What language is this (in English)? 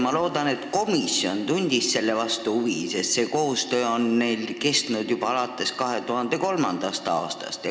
Estonian